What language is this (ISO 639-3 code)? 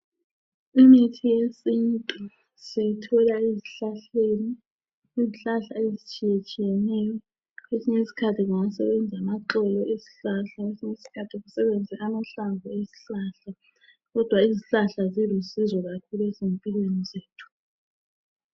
nde